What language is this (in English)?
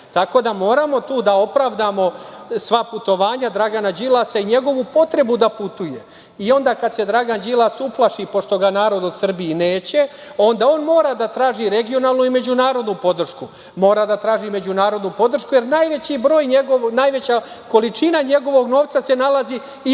Serbian